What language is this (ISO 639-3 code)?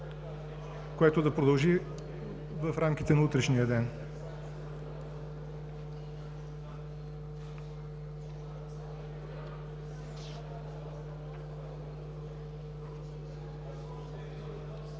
bul